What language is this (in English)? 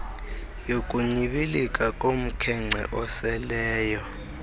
Xhosa